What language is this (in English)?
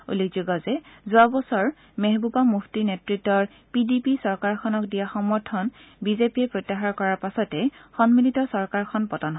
Assamese